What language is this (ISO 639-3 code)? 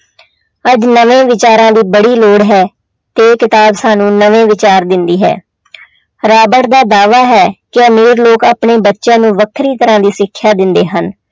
pan